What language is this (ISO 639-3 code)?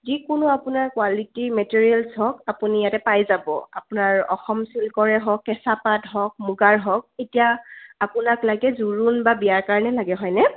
asm